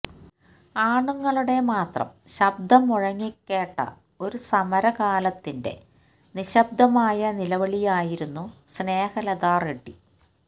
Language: Malayalam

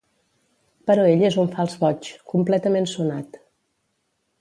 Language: Catalan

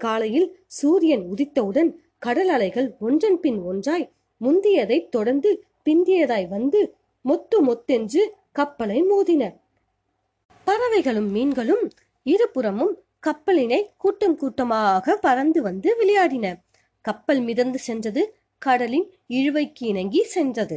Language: Tamil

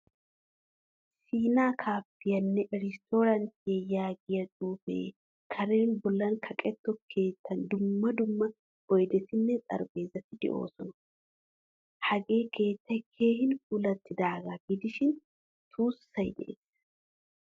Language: Wolaytta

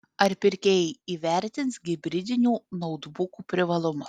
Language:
Lithuanian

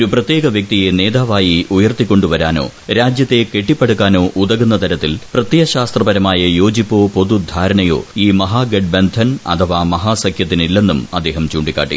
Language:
Malayalam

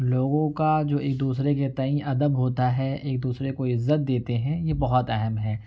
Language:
Urdu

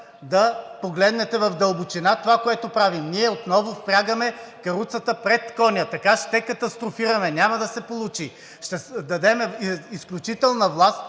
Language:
Bulgarian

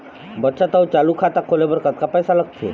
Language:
Chhattisgarhi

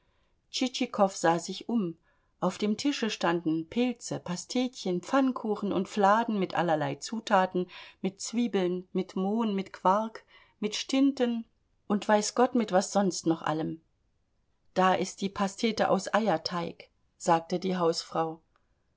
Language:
German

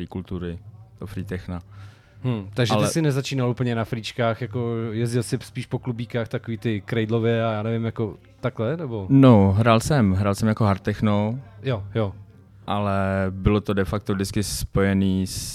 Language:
Czech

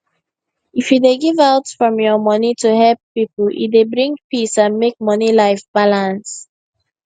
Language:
Nigerian Pidgin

